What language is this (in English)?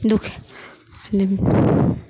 Maithili